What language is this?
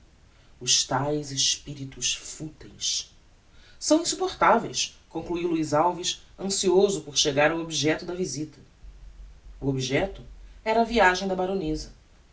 Portuguese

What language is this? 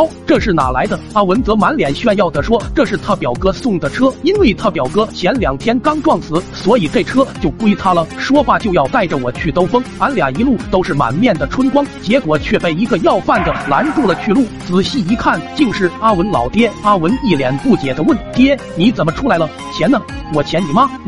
Chinese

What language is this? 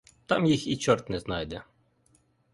Ukrainian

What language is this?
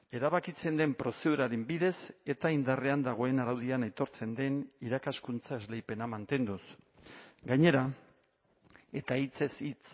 Basque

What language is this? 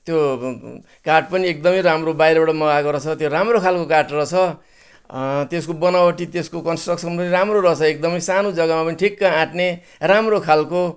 Nepali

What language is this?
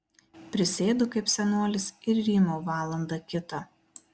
Lithuanian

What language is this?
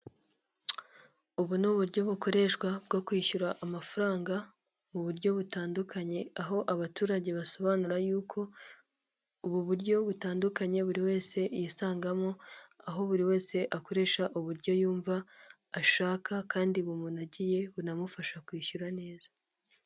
Kinyarwanda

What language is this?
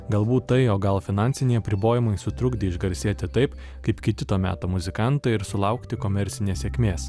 Lithuanian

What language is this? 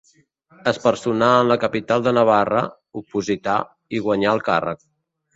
Catalan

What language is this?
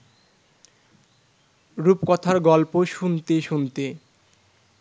Bangla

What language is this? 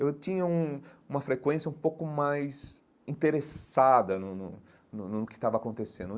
Portuguese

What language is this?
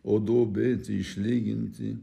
Lithuanian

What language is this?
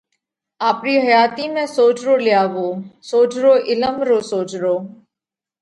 Parkari Koli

